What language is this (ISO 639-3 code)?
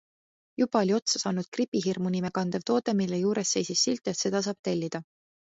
est